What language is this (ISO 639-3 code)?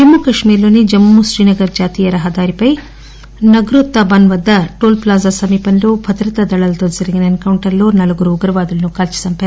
tel